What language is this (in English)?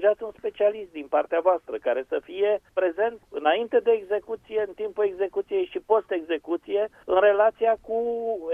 Romanian